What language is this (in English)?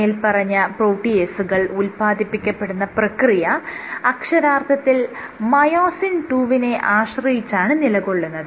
Malayalam